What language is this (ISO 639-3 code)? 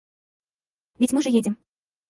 rus